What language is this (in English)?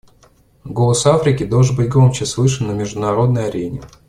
Russian